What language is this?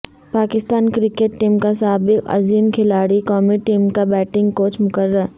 Urdu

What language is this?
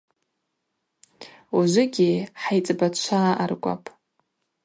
Abaza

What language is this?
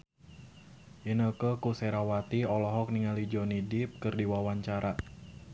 Sundanese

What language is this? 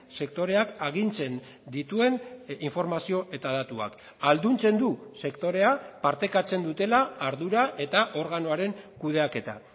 Basque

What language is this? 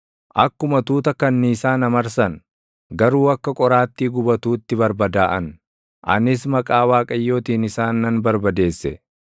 Oromo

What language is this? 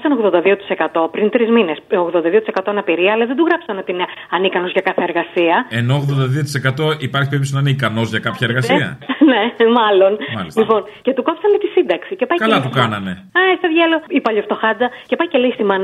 Greek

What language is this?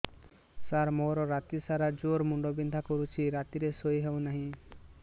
Odia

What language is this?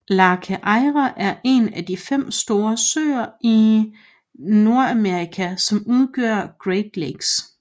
Danish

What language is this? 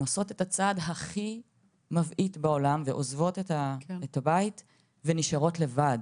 Hebrew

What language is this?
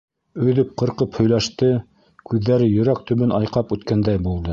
Bashkir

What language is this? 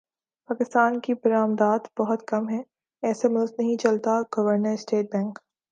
Urdu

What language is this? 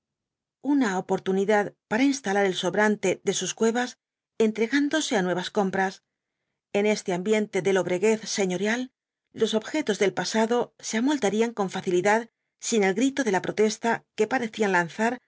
Spanish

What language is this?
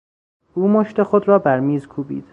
Persian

